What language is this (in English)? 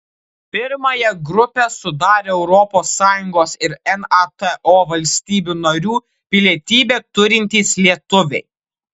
Lithuanian